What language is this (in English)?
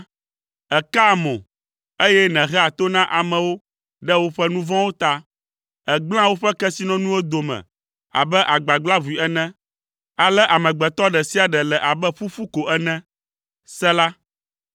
Ewe